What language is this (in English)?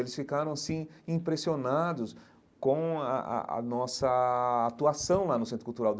Portuguese